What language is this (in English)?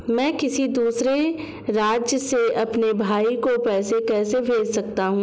Hindi